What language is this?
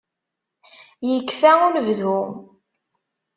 Kabyle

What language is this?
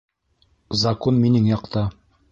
Bashkir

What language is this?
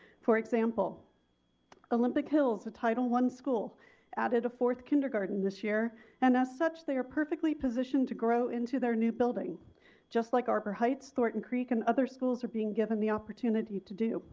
English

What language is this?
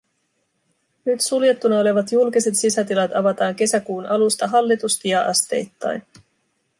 Finnish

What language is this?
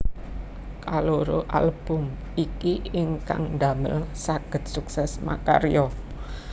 Javanese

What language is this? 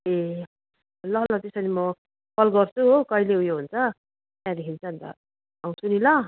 Nepali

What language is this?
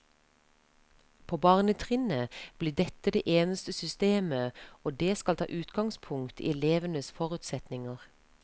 Norwegian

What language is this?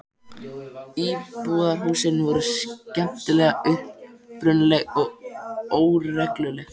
Icelandic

